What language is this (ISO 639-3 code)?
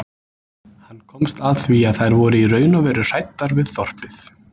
isl